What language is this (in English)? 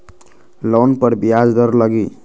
Magahi